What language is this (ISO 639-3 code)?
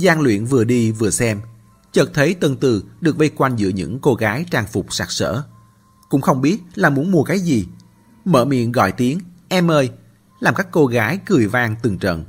vie